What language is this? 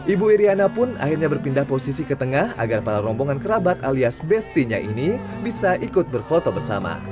Indonesian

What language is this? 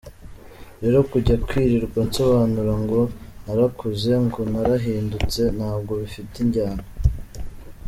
Kinyarwanda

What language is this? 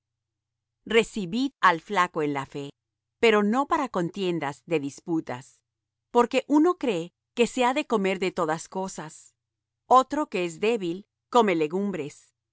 Spanish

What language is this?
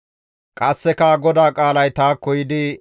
Gamo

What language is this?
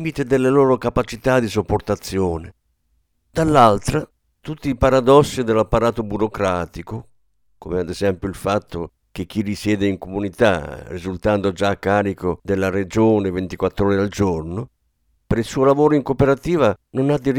Italian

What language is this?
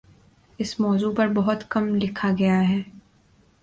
Urdu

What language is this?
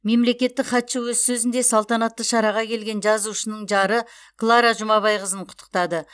Kazakh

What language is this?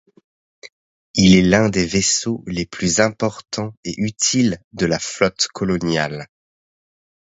French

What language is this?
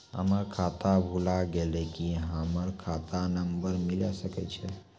Maithili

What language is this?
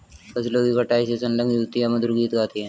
Hindi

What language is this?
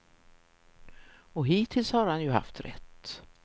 Swedish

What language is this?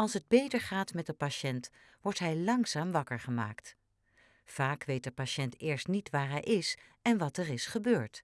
Dutch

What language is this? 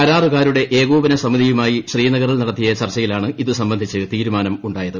Malayalam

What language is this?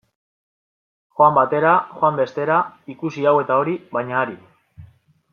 Basque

